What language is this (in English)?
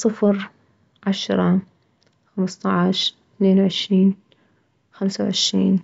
Mesopotamian Arabic